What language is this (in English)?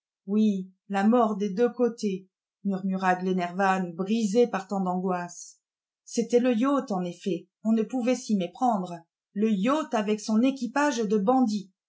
French